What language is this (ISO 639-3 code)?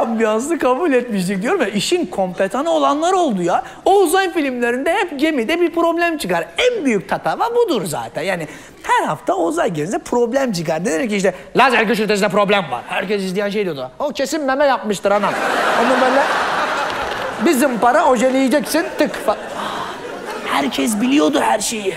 tur